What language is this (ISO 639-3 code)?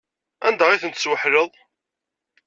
kab